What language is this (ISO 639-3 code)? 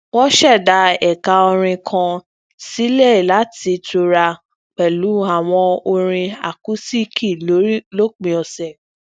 yor